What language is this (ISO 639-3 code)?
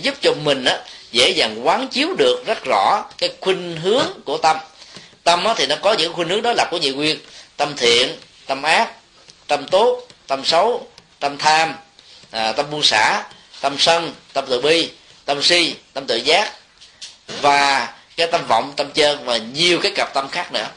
vie